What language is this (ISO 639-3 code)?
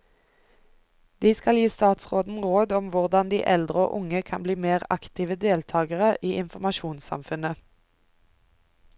nor